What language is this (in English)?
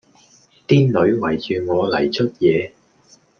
Cantonese